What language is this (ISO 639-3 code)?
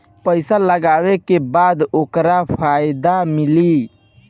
bho